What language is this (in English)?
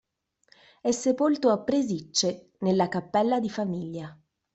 Italian